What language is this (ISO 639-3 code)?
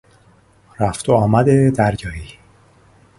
fas